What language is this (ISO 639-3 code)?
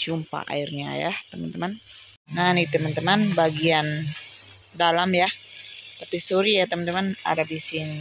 ind